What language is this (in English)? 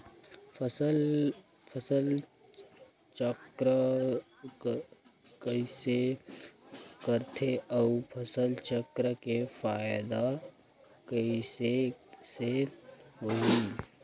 Chhattisgarhi